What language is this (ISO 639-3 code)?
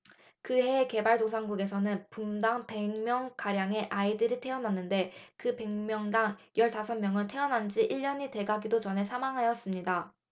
kor